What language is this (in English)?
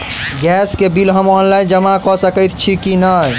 Maithili